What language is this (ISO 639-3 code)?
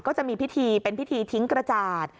tha